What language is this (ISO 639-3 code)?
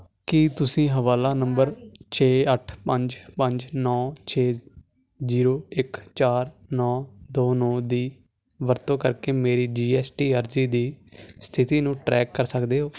pan